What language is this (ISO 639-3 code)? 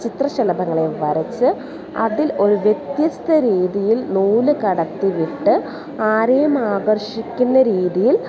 mal